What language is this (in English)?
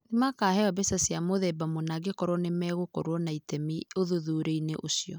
Kikuyu